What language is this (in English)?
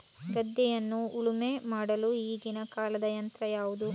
Kannada